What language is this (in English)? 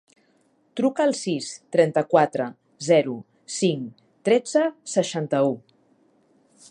Catalan